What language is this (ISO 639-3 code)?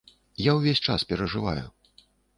bel